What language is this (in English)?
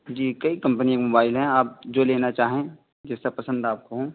Urdu